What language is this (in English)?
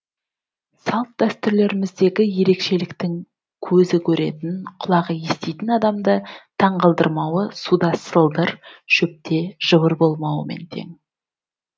Kazakh